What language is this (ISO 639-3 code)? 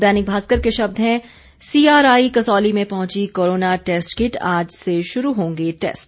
hin